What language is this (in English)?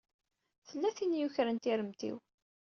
Kabyle